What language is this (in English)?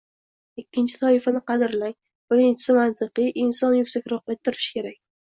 Uzbek